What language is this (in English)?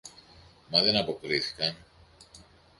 Greek